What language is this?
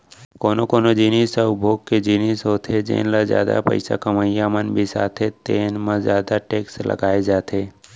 Chhattisgarhi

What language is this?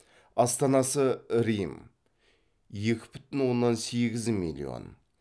Kazakh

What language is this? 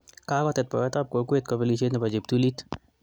Kalenjin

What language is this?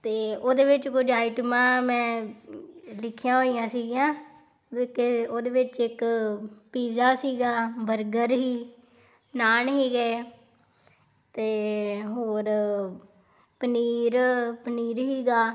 Punjabi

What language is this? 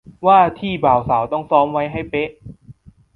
Thai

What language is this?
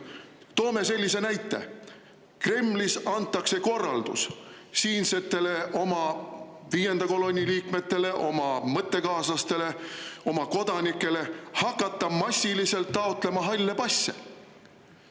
Estonian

